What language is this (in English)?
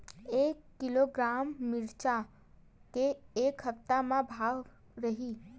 Chhattisgarhi